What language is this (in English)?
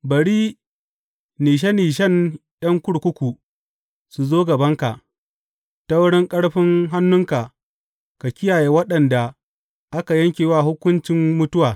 Hausa